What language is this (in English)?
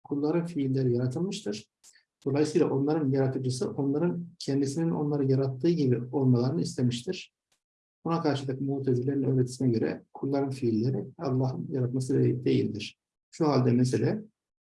Turkish